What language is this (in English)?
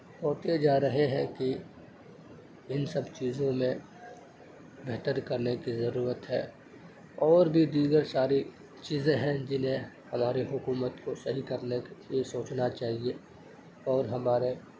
Urdu